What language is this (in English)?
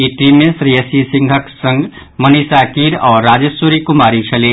Maithili